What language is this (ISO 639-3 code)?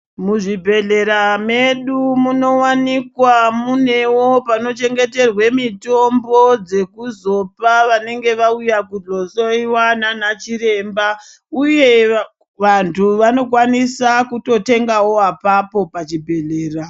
ndc